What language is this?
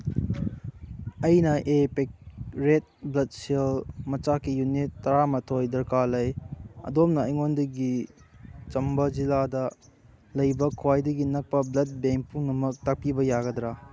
Manipuri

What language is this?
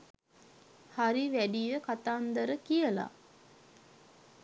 Sinhala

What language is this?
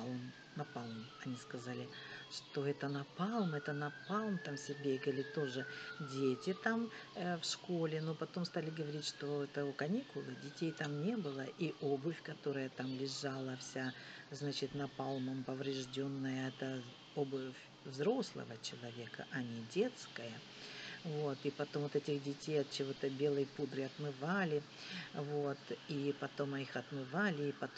Russian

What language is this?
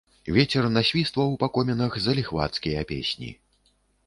Belarusian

